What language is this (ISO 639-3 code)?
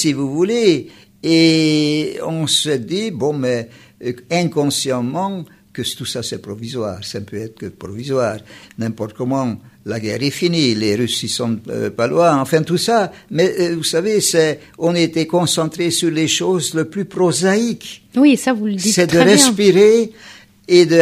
fra